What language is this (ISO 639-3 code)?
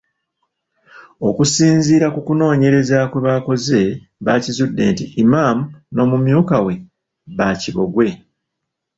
lug